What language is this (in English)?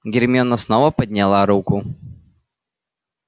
Russian